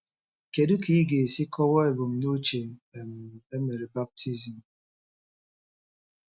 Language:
Igbo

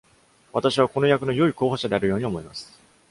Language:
Japanese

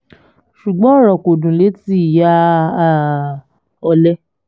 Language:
Yoruba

